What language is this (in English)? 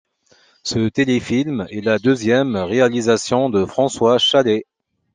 French